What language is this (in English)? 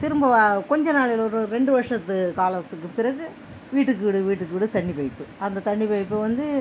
Tamil